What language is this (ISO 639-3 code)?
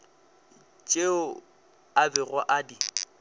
nso